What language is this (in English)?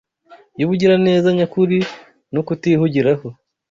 Kinyarwanda